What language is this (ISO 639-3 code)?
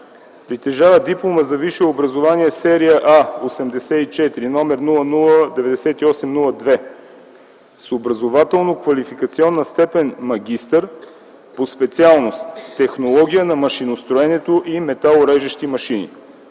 bul